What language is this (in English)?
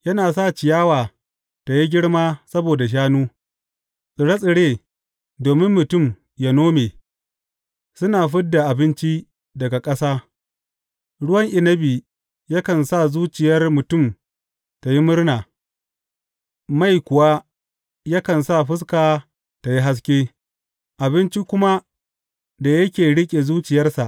Hausa